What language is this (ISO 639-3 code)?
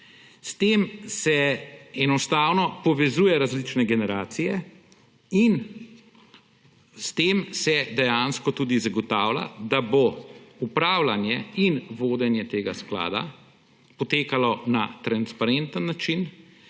slv